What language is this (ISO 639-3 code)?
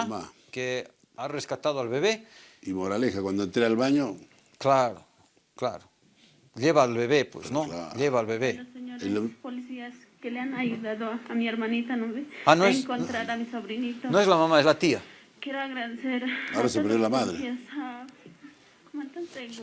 spa